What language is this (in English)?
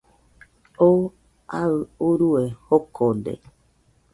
Nüpode Huitoto